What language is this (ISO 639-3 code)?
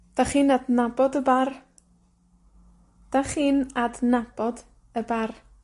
cym